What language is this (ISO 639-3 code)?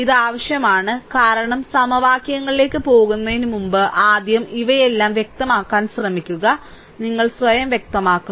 mal